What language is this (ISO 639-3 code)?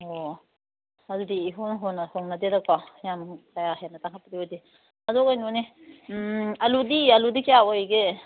mni